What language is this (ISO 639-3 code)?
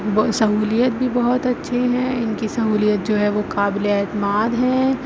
urd